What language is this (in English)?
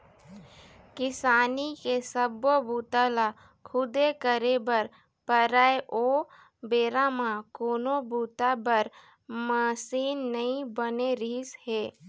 Chhattisgarhi